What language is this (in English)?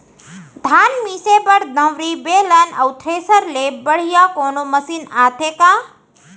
Chhattisgarhi